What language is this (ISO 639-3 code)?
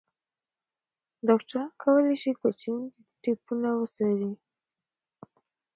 pus